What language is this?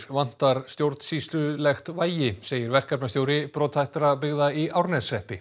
Icelandic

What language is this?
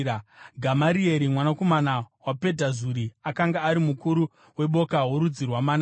Shona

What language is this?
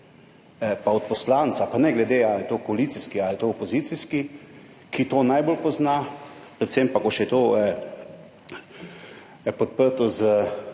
Slovenian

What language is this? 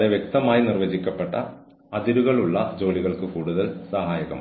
Malayalam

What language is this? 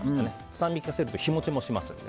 Japanese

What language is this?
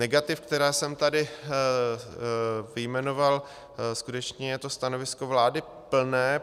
Czech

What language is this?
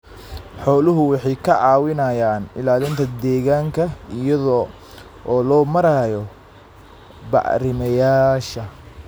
Somali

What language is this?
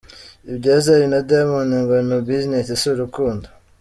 Kinyarwanda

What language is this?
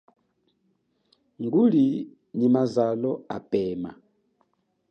Chokwe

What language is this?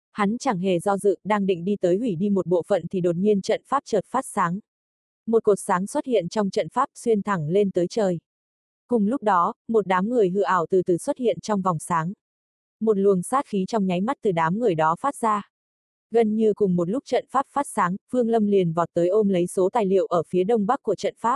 Vietnamese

